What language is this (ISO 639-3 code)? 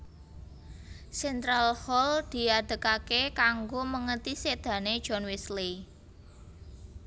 jav